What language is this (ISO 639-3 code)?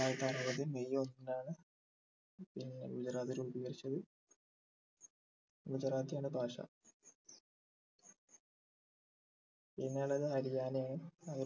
mal